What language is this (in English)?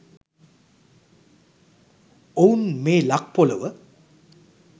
Sinhala